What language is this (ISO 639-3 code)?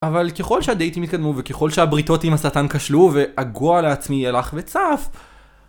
heb